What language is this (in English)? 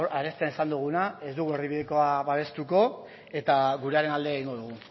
Basque